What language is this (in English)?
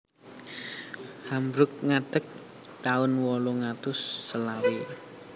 Javanese